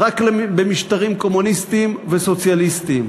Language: Hebrew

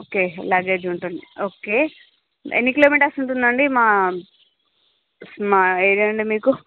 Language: Telugu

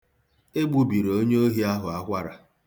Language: Igbo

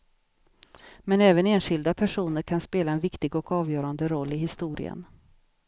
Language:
Swedish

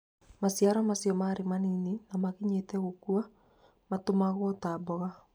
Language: Kikuyu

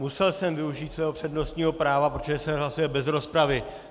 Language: Czech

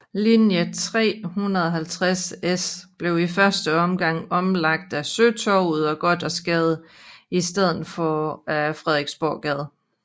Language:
Danish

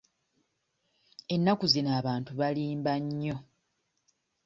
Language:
Ganda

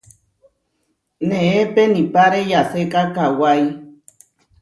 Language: Huarijio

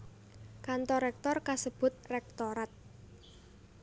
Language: Javanese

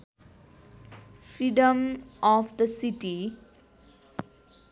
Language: Nepali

